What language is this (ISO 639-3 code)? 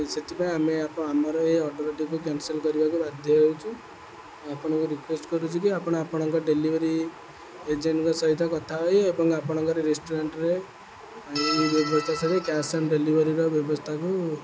ori